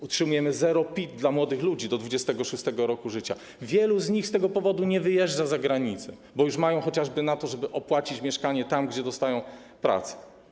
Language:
Polish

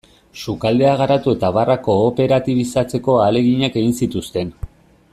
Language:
Basque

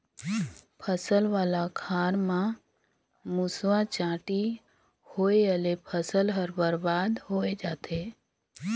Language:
Chhattisgarhi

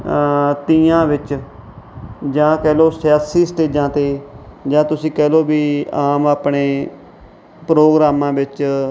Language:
Punjabi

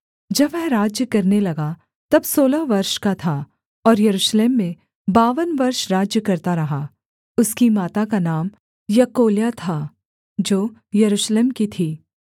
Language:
Hindi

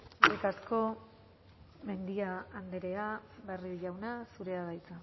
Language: Basque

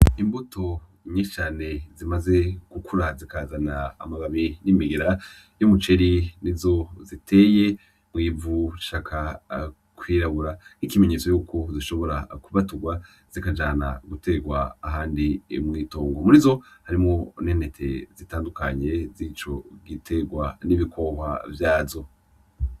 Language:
Rundi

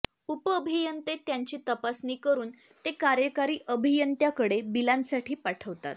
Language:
Marathi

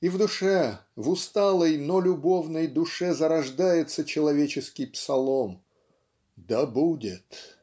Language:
Russian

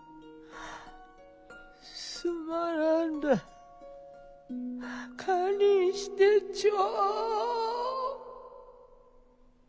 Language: Japanese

